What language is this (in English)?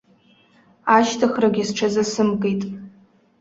Abkhazian